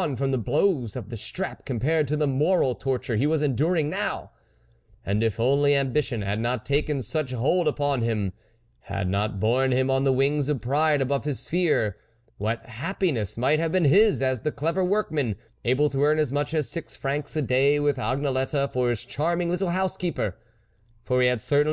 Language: English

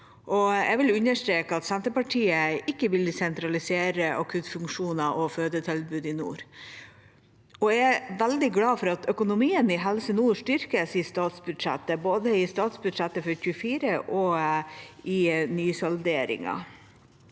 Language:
Norwegian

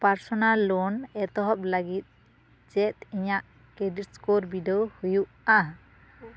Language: Santali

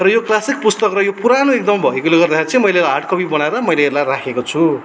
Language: Nepali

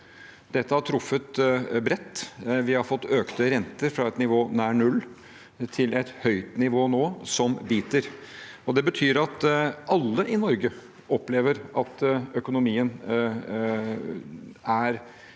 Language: Norwegian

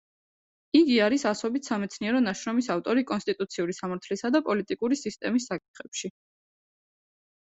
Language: Georgian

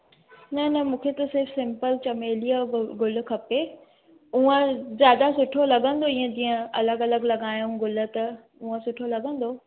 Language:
Sindhi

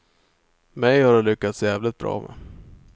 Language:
Swedish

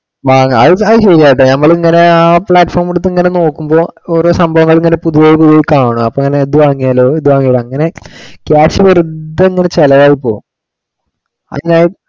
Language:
Malayalam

